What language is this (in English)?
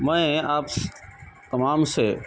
Urdu